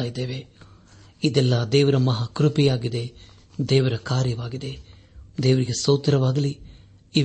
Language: Kannada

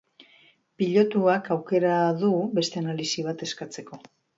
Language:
Basque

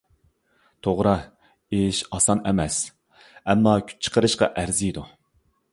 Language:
Uyghur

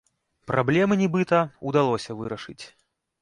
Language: Belarusian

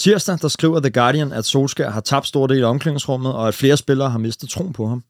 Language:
Danish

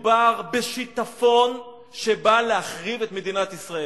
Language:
Hebrew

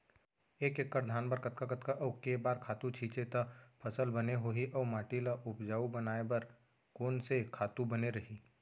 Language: Chhattisgarhi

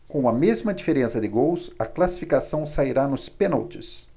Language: Portuguese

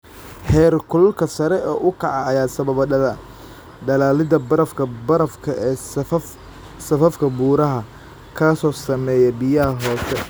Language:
Somali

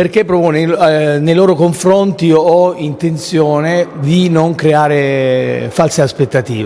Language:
Italian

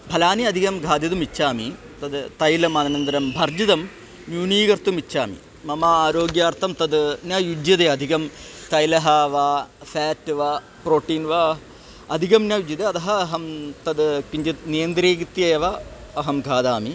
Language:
Sanskrit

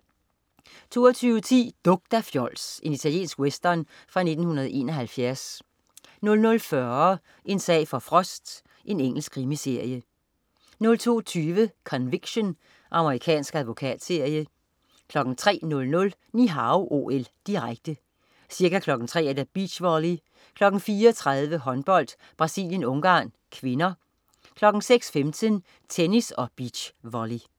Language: Danish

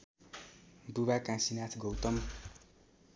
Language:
Nepali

